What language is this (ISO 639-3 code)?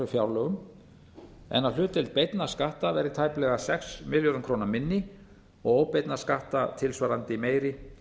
isl